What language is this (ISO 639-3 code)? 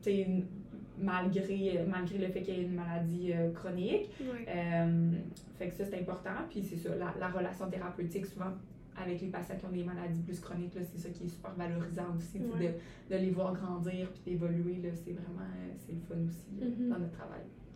fra